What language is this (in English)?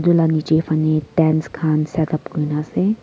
Naga Pidgin